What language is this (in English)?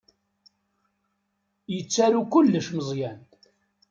Kabyle